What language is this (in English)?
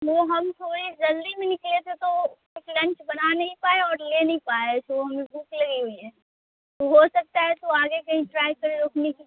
Urdu